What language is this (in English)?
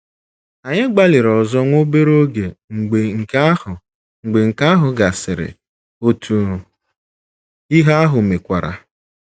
Igbo